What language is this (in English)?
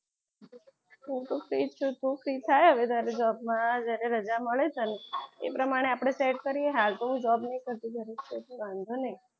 Gujarati